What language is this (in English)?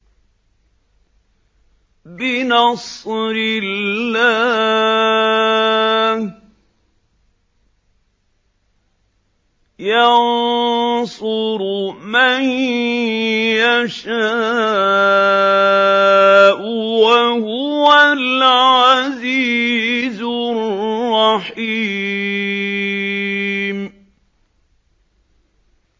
Arabic